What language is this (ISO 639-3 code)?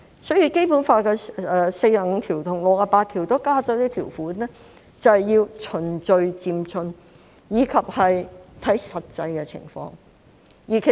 yue